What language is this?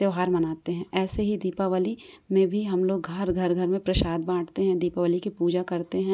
Hindi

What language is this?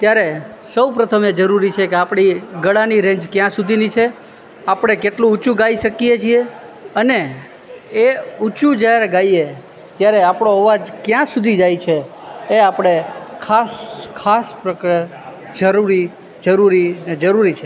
Gujarati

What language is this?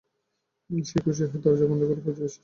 Bangla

